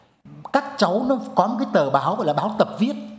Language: Vietnamese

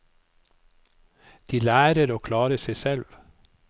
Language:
Norwegian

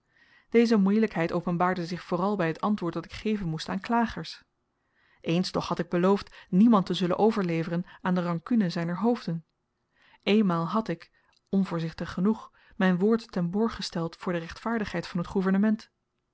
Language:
Dutch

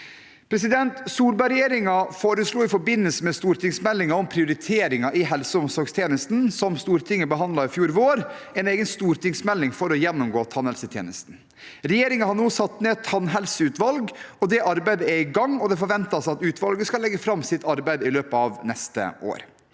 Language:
Norwegian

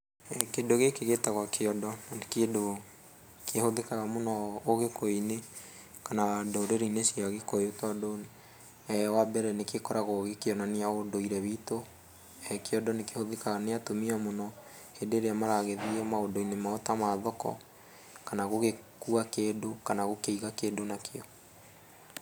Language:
Kikuyu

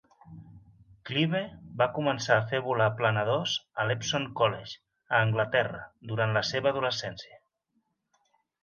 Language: Catalan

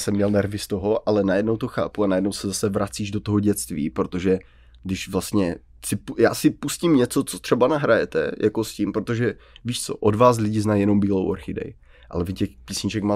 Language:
Czech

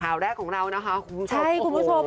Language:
Thai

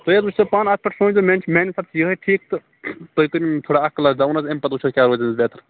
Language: Kashmiri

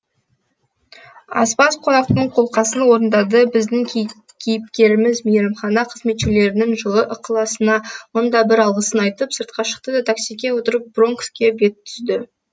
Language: Kazakh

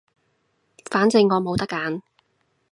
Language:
Cantonese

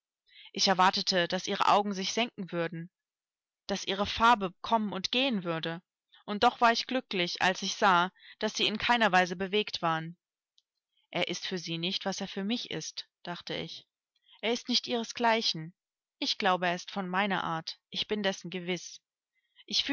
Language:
German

